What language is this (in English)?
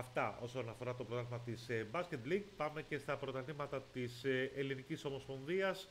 Greek